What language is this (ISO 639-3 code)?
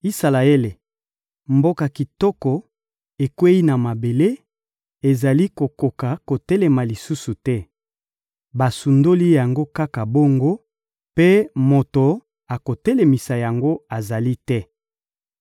lin